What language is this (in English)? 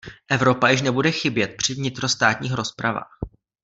Czech